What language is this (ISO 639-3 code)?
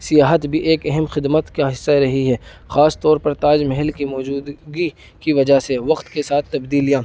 urd